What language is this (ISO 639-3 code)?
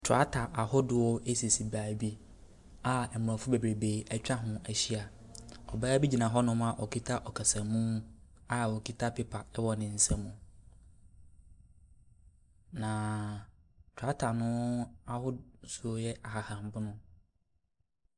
aka